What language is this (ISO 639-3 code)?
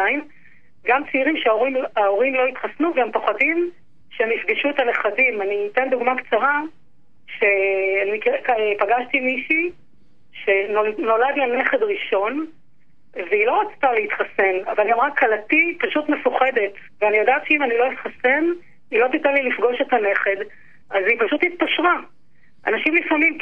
heb